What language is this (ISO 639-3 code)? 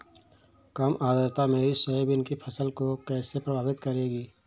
hin